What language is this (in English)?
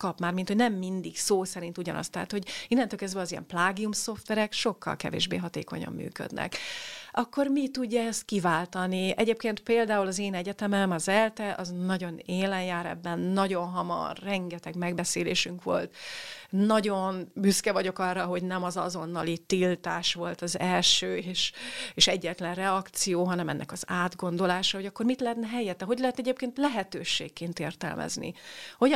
Hungarian